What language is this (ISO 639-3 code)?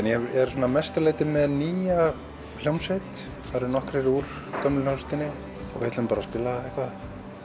isl